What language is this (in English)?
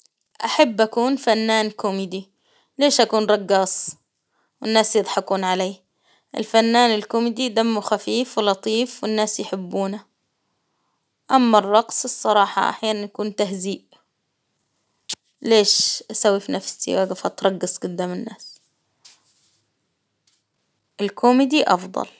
Hijazi Arabic